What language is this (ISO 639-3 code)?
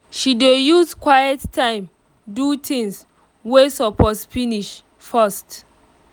pcm